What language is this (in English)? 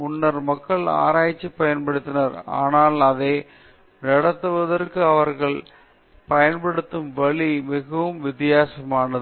Tamil